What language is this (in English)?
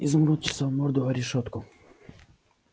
Russian